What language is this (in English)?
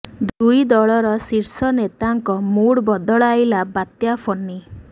Odia